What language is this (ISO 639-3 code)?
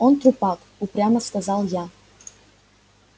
rus